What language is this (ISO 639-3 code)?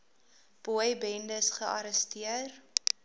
afr